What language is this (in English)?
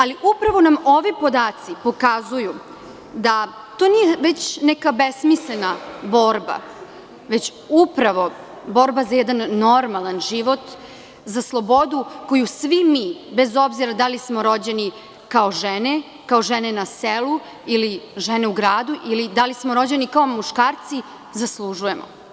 Serbian